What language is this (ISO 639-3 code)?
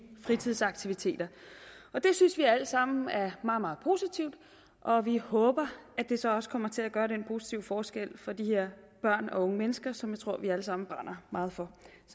dan